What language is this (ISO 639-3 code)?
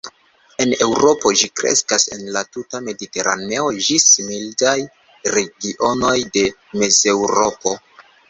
epo